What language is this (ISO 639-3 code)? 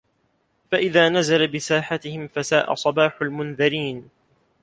ara